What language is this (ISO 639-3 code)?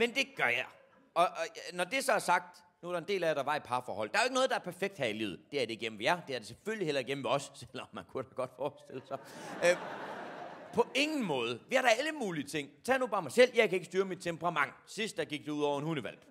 dan